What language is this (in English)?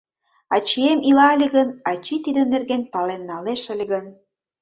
Mari